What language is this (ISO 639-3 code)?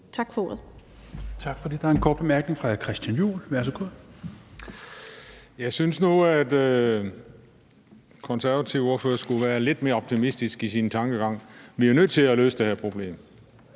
dan